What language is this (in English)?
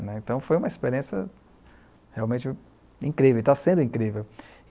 Portuguese